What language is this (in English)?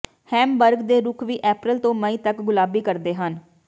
Punjabi